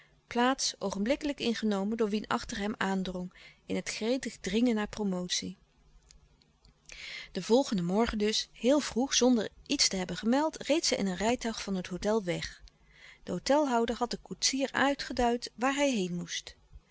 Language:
Dutch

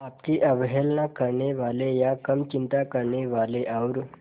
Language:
Hindi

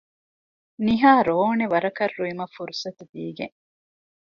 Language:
Divehi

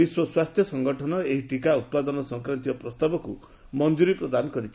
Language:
Odia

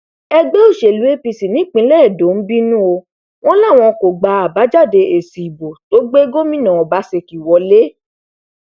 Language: Yoruba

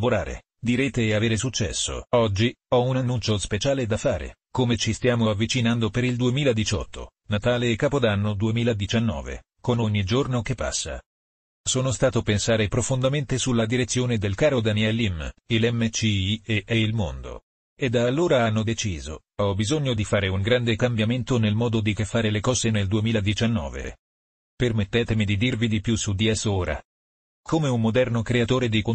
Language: Italian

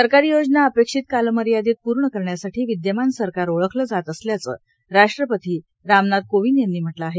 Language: Marathi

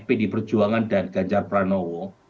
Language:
Indonesian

